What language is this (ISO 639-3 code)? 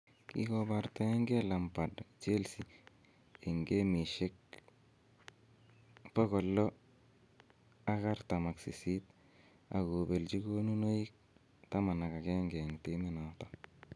kln